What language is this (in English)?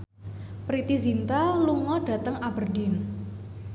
Javanese